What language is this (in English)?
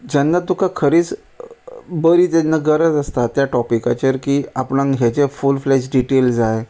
Konkani